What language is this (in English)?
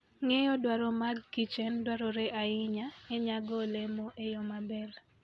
Luo (Kenya and Tanzania)